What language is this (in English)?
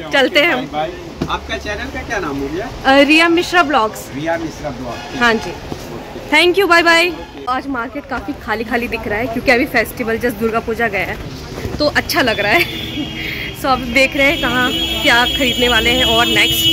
Hindi